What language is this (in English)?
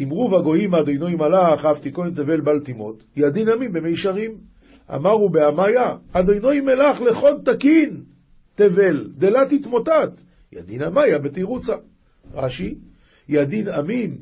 Hebrew